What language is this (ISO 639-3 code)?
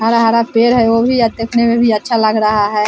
hin